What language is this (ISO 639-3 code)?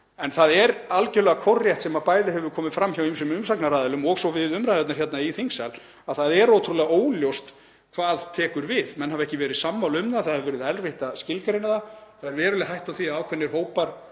isl